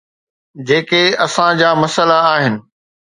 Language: Sindhi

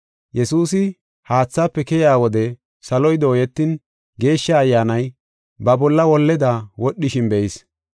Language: Gofa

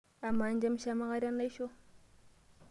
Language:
Masai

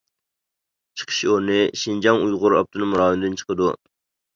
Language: Uyghur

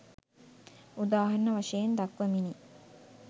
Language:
Sinhala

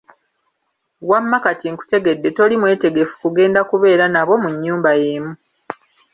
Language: Ganda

